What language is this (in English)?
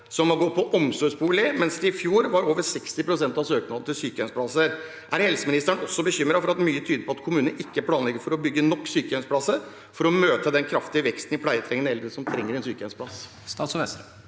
Norwegian